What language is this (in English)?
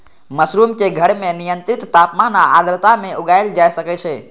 Maithili